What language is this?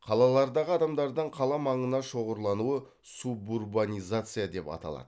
Kazakh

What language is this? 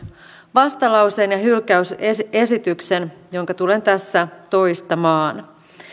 Finnish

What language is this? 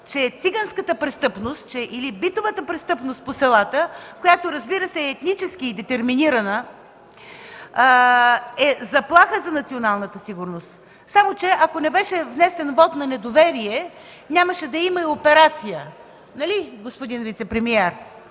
Bulgarian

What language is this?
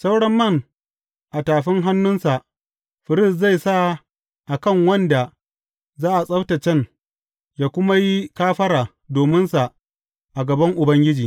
Hausa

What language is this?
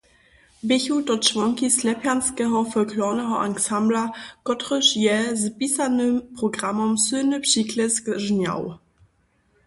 Upper Sorbian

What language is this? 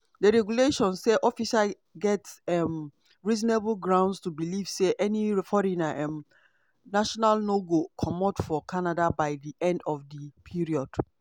Nigerian Pidgin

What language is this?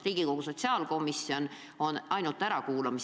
Estonian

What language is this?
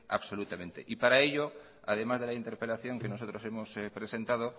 Spanish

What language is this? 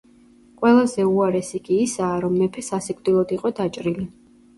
Georgian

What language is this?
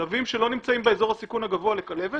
Hebrew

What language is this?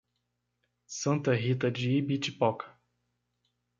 Portuguese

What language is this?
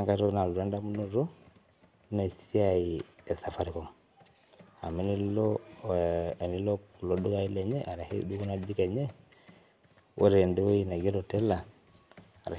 Masai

